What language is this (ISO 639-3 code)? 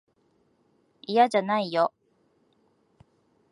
jpn